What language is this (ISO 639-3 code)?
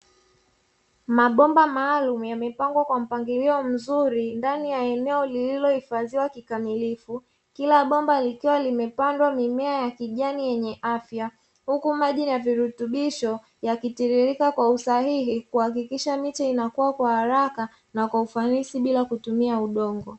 swa